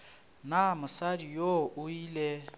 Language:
Northern Sotho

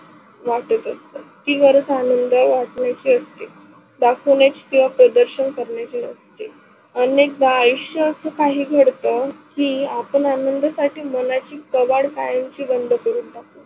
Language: Marathi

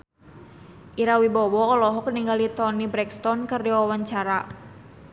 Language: Sundanese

